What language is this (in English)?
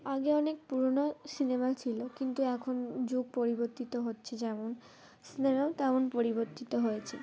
Bangla